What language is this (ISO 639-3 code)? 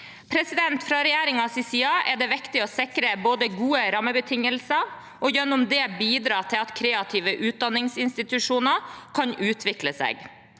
nor